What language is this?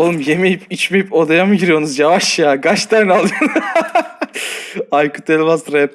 Turkish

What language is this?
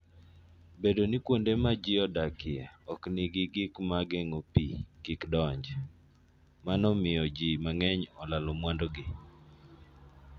Luo (Kenya and Tanzania)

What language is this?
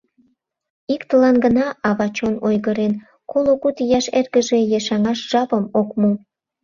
Mari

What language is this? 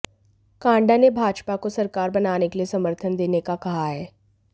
Hindi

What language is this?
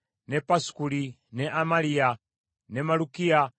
Ganda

